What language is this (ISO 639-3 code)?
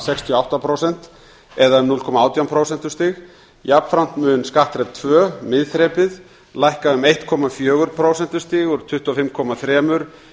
isl